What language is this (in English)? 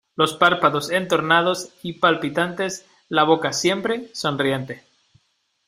Spanish